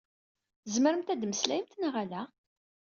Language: Kabyle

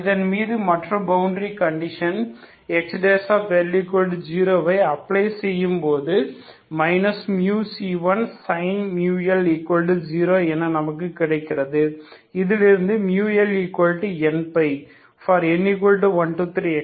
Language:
Tamil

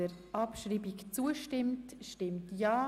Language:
Swiss German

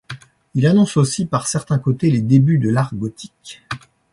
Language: French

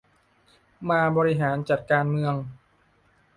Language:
Thai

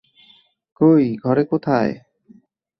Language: Bangla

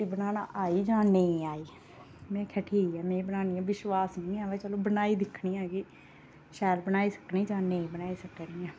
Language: Dogri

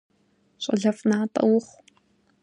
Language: Kabardian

